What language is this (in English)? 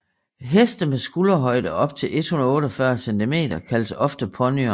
Danish